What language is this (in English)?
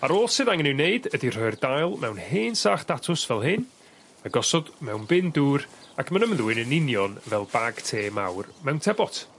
Welsh